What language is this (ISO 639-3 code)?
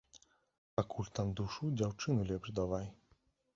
bel